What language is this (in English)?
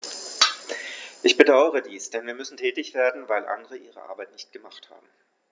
German